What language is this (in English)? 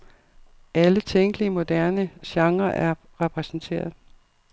Danish